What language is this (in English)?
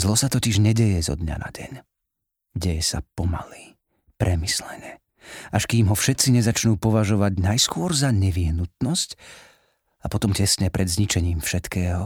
Slovak